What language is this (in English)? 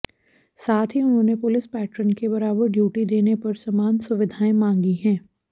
Hindi